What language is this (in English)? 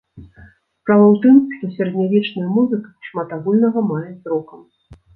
Belarusian